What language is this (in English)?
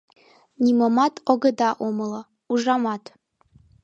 Mari